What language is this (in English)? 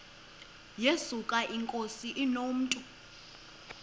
Xhosa